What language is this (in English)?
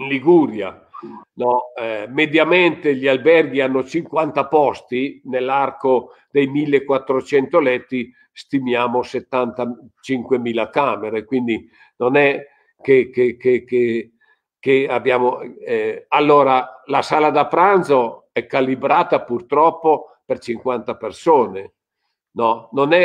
Italian